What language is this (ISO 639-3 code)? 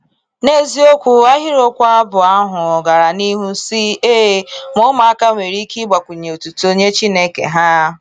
ibo